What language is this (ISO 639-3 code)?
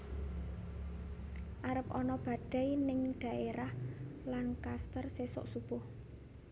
jav